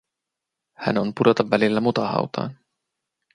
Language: Finnish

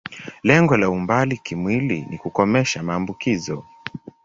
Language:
Swahili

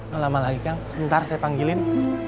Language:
Indonesian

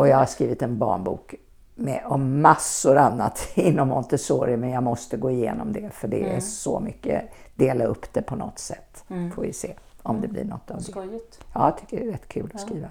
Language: Swedish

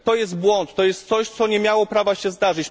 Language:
Polish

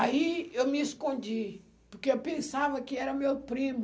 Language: Portuguese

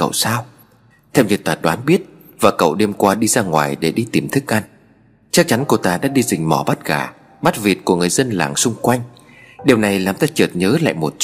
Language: Vietnamese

